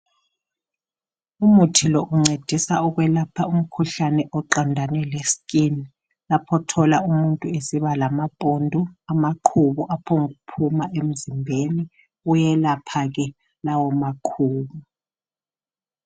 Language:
North Ndebele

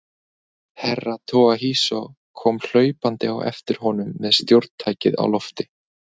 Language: Icelandic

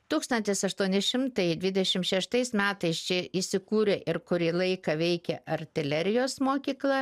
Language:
Lithuanian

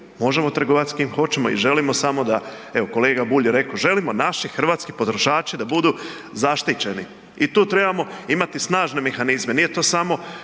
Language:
Croatian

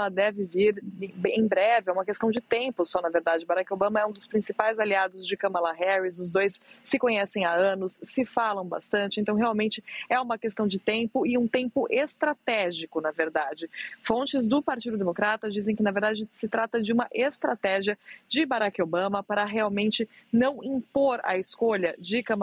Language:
Portuguese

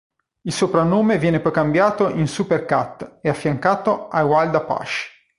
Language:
Italian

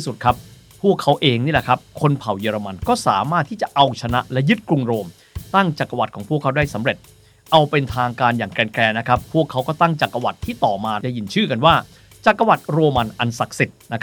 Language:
Thai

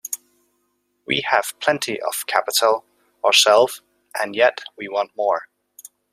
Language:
English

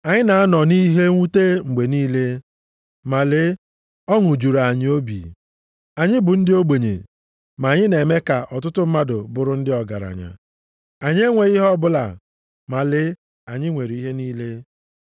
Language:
Igbo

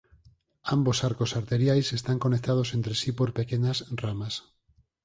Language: Galician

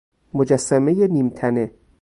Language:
Persian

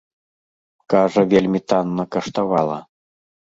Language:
Belarusian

